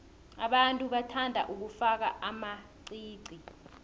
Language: South Ndebele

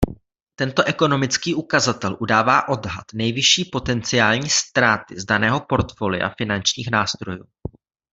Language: Czech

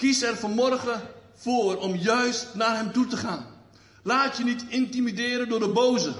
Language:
Dutch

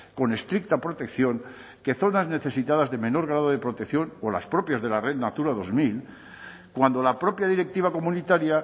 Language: Spanish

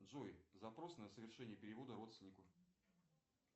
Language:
Russian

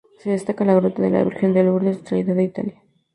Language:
Spanish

